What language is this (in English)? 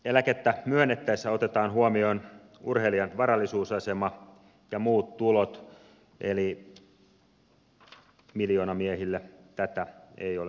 Finnish